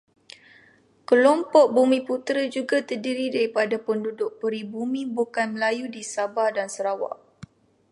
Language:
Malay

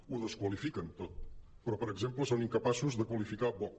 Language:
Catalan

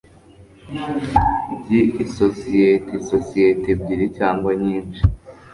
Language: Kinyarwanda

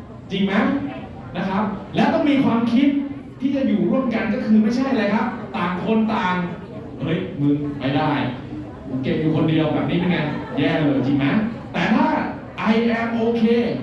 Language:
Thai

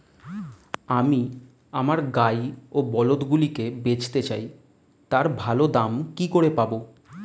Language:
Bangla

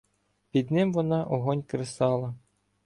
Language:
Ukrainian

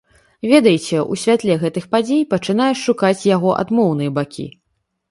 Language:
Belarusian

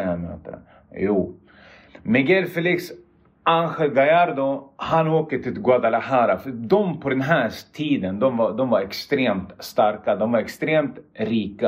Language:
Swedish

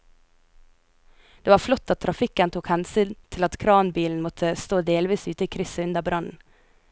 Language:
Norwegian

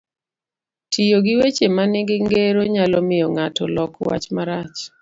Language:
Luo (Kenya and Tanzania)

